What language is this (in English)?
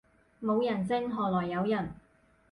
Cantonese